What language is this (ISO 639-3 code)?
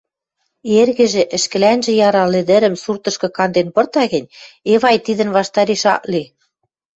mrj